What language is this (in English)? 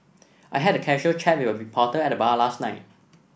English